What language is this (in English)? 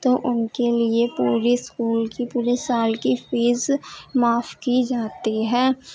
Urdu